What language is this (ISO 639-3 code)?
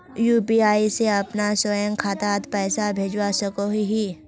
mag